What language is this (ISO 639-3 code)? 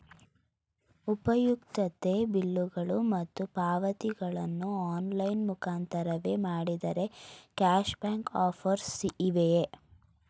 kan